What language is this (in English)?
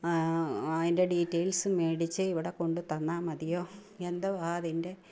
Malayalam